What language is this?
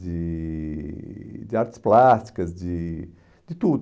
Portuguese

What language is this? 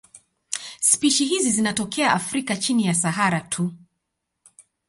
Swahili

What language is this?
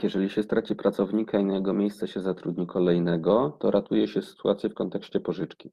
Polish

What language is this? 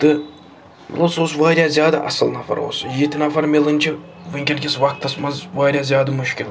Kashmiri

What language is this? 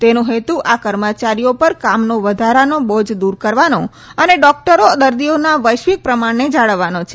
Gujarati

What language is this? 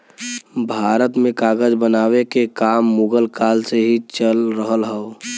Bhojpuri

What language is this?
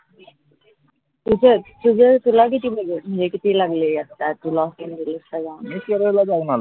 Marathi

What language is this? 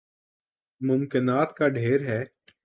Urdu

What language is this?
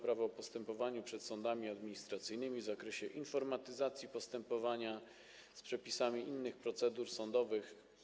Polish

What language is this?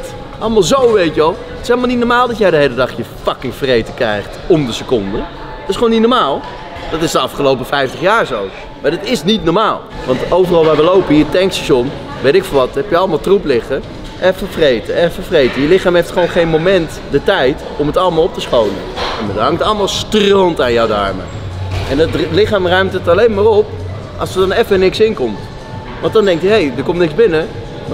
Dutch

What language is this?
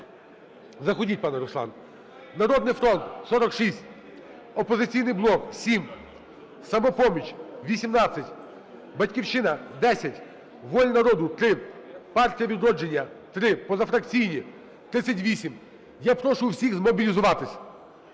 Ukrainian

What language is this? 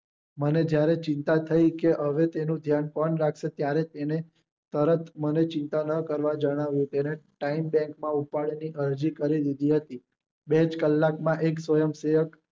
Gujarati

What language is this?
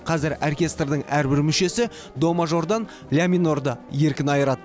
Kazakh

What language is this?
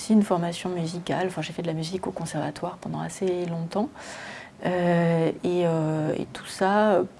French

